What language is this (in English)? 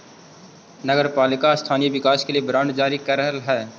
Magahi